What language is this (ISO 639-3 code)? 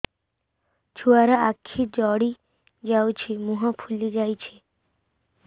ori